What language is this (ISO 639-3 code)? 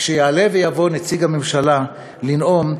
heb